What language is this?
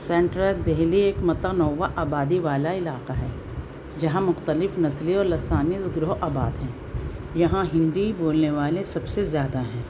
Urdu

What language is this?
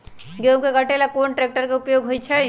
Magahi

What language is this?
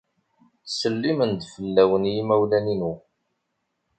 Kabyle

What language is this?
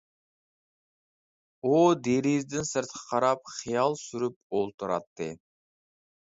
Uyghur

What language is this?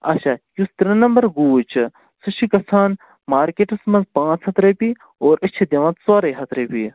Kashmiri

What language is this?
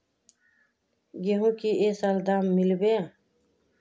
Magahi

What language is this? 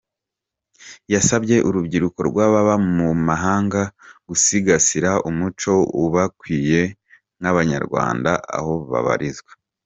Kinyarwanda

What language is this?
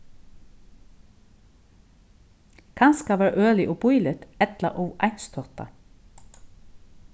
Faroese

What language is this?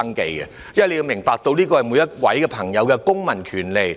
Cantonese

